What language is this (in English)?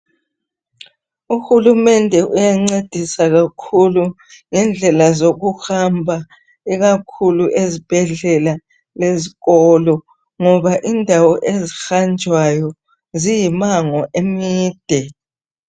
North Ndebele